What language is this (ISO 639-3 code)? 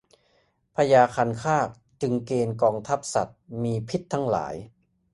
tha